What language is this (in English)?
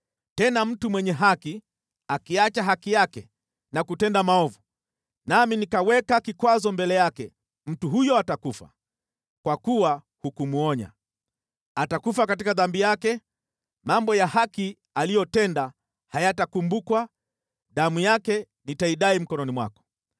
Swahili